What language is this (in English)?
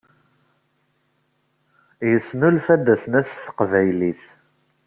Kabyle